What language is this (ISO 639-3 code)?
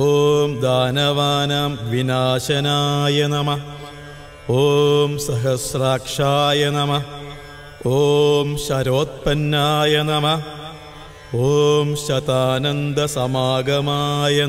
ara